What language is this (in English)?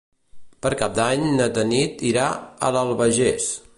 Catalan